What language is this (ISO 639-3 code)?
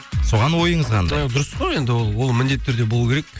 kaz